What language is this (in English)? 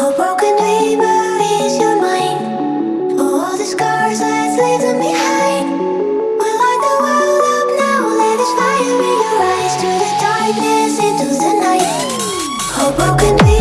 English